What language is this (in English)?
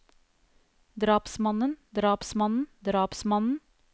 Norwegian